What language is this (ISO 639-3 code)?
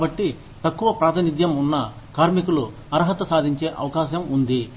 tel